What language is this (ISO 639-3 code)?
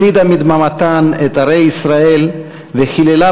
heb